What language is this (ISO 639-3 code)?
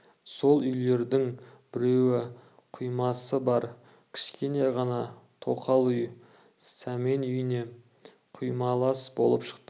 kaz